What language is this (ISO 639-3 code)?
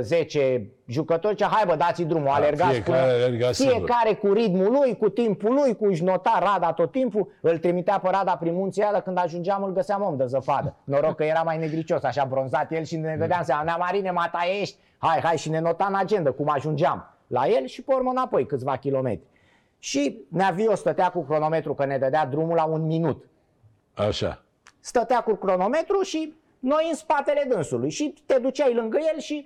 ron